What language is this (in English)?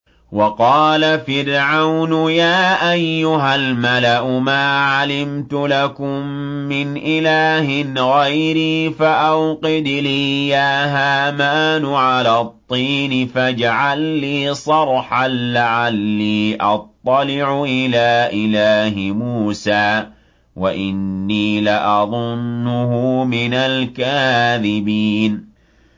Arabic